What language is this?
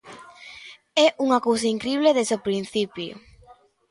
Galician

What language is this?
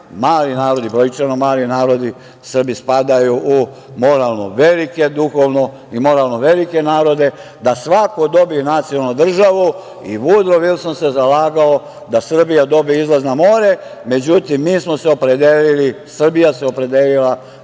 Serbian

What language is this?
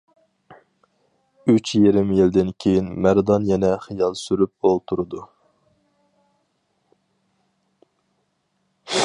Uyghur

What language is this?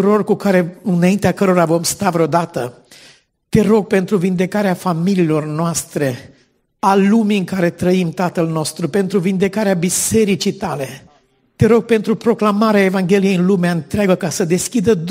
Romanian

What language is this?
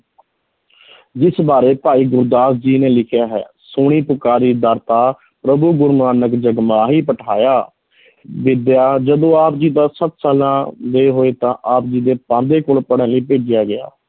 Punjabi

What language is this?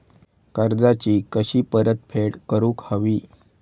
Marathi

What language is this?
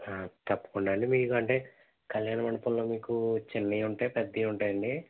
Telugu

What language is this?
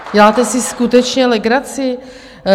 Czech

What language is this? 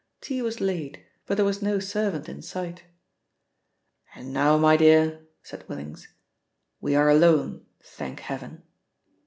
English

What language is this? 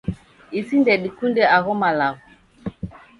Taita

